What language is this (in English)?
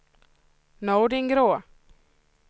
Swedish